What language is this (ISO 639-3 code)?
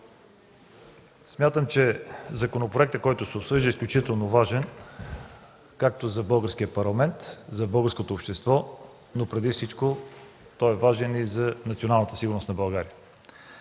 bul